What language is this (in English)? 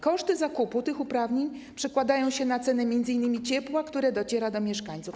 Polish